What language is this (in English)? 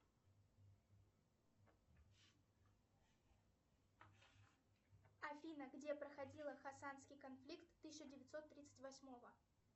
Russian